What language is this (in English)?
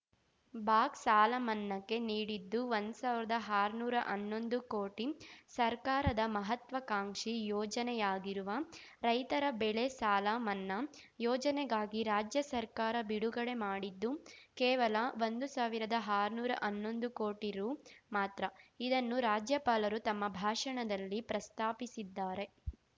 Kannada